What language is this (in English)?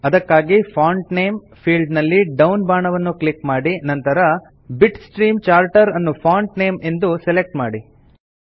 Kannada